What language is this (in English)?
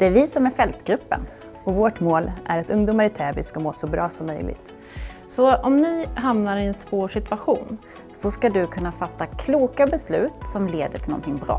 Swedish